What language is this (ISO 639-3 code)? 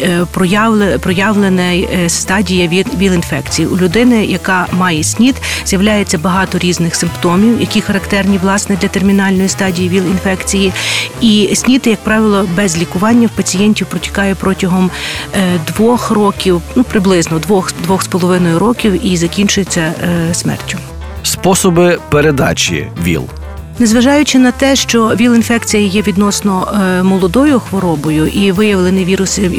ukr